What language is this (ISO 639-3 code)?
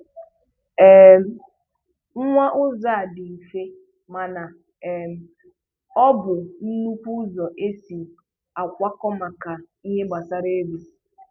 ibo